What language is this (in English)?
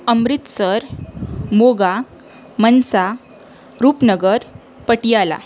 Marathi